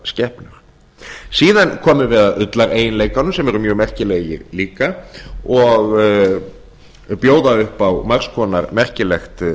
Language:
Icelandic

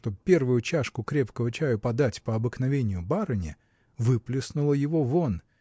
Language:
Russian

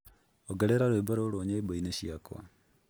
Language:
Kikuyu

